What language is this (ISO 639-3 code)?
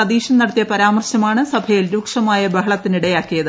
mal